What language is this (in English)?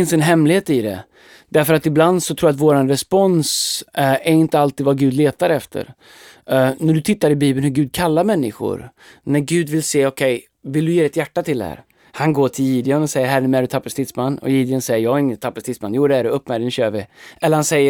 Swedish